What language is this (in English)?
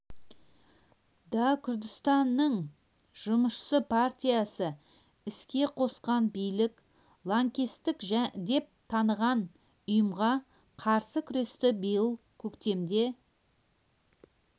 Kazakh